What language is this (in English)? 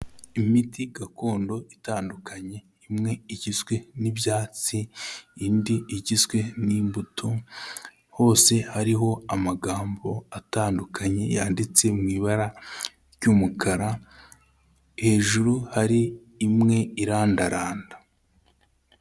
Kinyarwanda